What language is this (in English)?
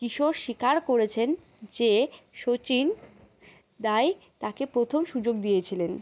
Bangla